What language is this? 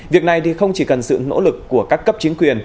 Vietnamese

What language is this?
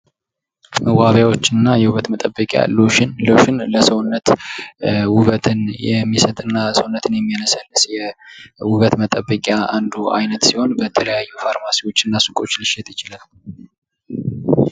Amharic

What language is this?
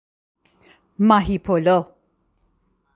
Persian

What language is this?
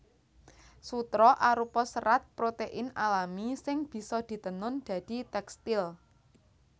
Javanese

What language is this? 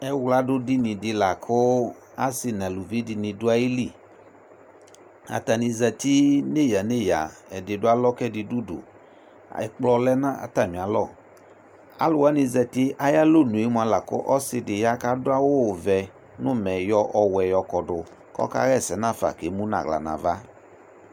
Ikposo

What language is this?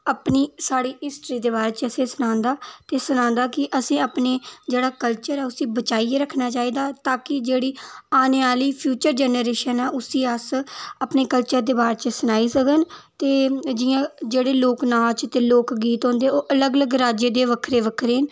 Dogri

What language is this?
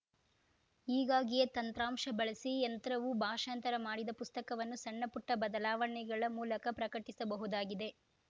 Kannada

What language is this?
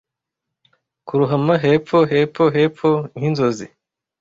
Kinyarwanda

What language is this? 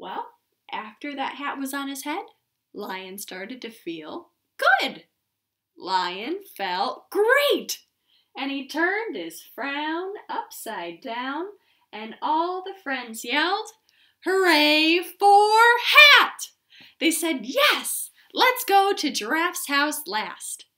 English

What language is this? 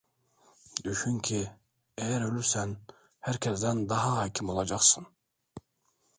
Turkish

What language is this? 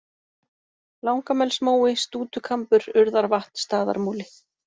Icelandic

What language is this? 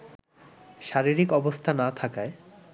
Bangla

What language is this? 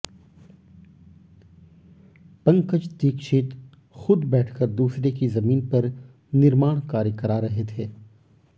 Hindi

